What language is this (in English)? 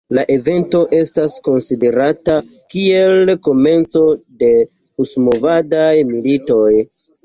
Esperanto